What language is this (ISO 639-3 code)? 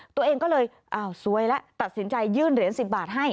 tha